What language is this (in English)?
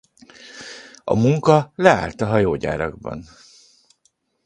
Hungarian